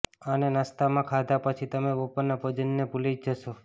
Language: Gujarati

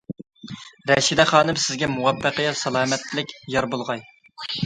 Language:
Uyghur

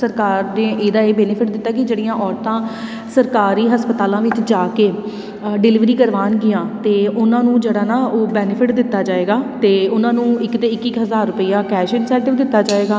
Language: Punjabi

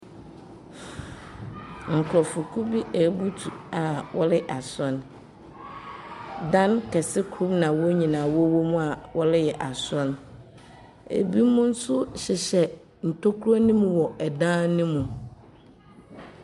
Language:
Akan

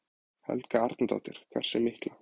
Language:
Icelandic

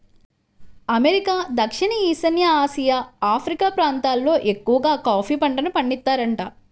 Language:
Telugu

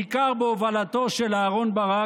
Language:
Hebrew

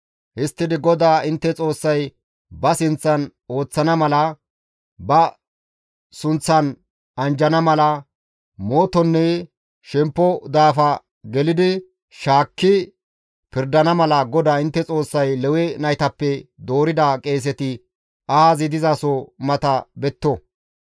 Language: Gamo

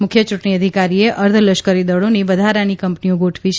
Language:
Gujarati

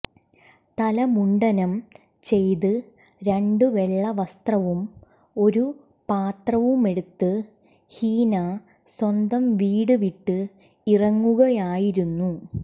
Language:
Malayalam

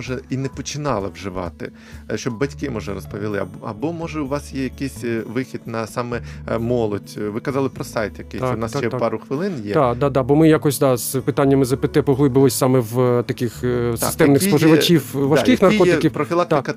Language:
Ukrainian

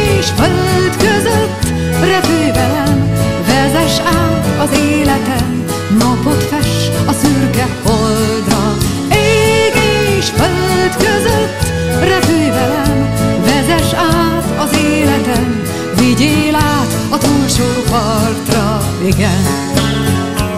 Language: Hungarian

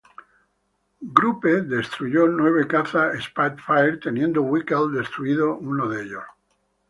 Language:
Spanish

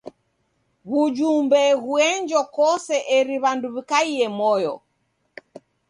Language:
Taita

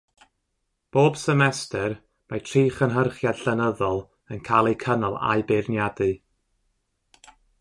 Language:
Welsh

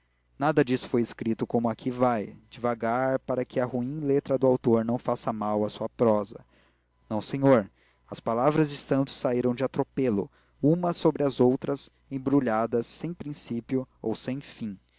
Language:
Portuguese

